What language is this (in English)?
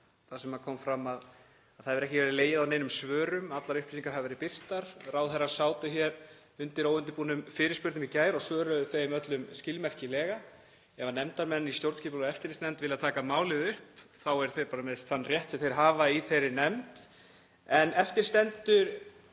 Icelandic